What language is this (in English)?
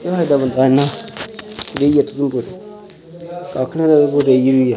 Dogri